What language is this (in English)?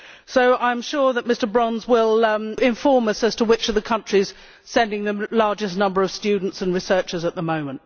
English